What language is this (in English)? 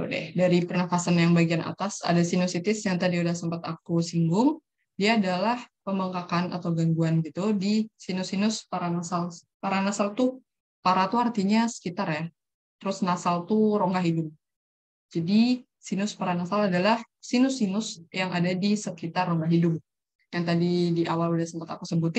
Indonesian